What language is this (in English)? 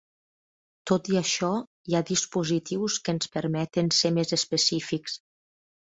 Catalan